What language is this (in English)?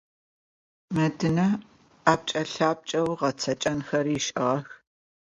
Adyghe